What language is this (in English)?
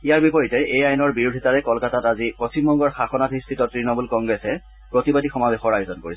Assamese